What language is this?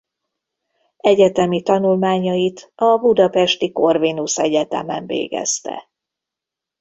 Hungarian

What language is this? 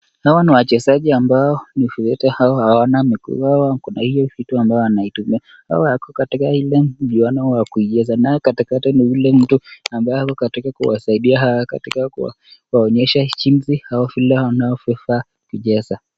Swahili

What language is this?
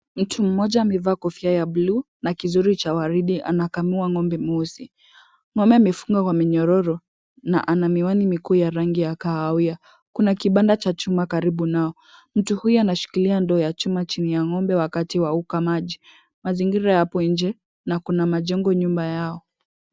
Swahili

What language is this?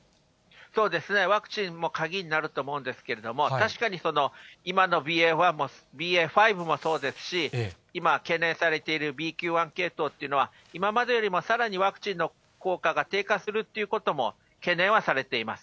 Japanese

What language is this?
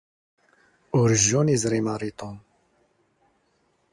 Standard Moroccan Tamazight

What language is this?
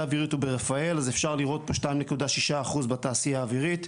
Hebrew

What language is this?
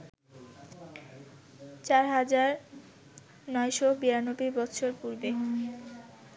Bangla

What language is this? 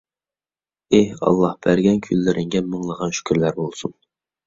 Uyghur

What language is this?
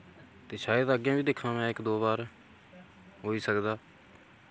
Dogri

